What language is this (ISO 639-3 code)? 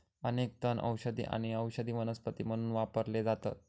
mar